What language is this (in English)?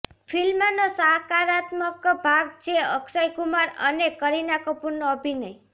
Gujarati